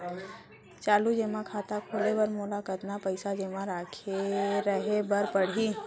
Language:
Chhattisgarhi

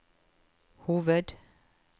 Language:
Norwegian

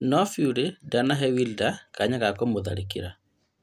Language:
Kikuyu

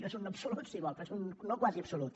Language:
Catalan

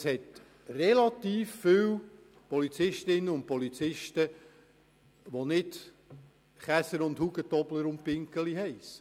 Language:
Swiss German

